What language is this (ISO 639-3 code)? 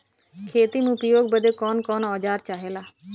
bho